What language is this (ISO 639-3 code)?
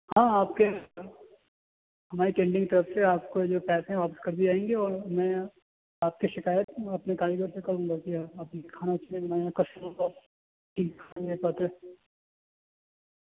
urd